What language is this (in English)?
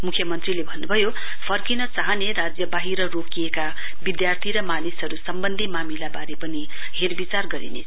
Nepali